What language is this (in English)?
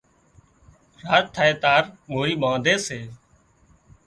Wadiyara Koli